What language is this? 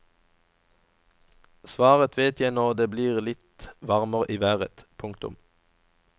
Norwegian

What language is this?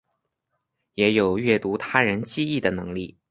Chinese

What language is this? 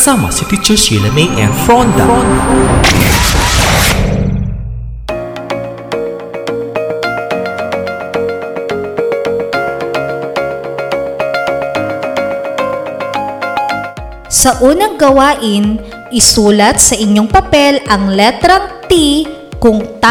Filipino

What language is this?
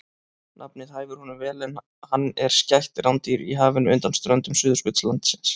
Icelandic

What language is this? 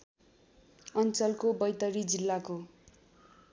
Nepali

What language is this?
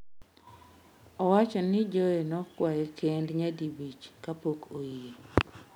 Luo (Kenya and Tanzania)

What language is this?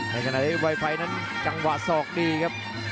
Thai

